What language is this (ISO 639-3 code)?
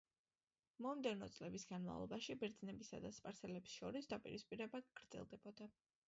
kat